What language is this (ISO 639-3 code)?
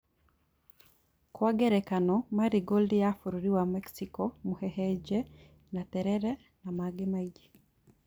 kik